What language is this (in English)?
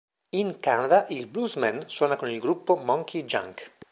Italian